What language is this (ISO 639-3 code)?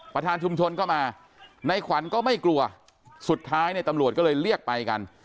tha